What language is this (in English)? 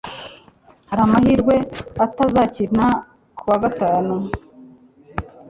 Kinyarwanda